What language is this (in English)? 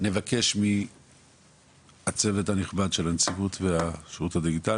Hebrew